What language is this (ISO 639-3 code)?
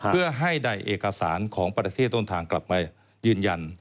tha